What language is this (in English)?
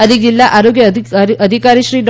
Gujarati